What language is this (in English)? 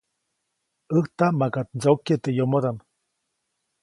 Copainalá Zoque